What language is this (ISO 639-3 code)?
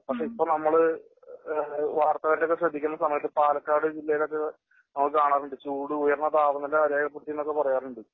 mal